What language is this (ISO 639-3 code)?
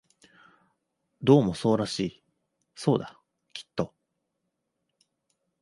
jpn